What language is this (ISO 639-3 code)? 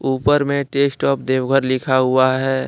hin